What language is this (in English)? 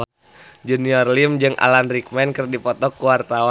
Sundanese